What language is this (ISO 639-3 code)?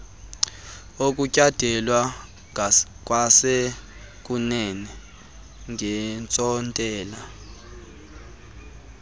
xho